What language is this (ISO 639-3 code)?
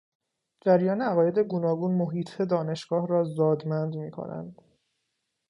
fas